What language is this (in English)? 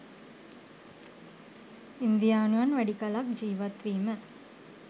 Sinhala